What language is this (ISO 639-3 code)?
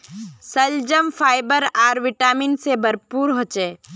mag